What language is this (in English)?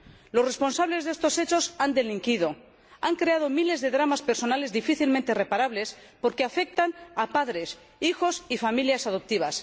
Spanish